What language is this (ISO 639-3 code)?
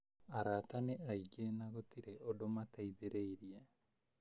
kik